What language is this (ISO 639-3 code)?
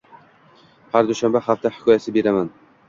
uzb